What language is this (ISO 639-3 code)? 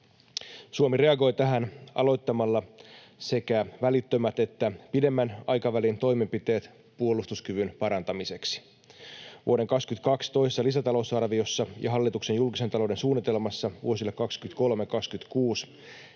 fin